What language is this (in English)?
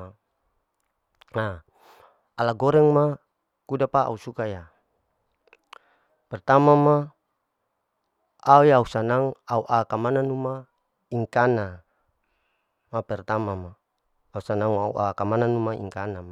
Larike-Wakasihu